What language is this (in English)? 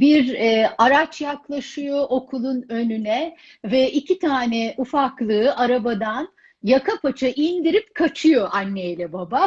Turkish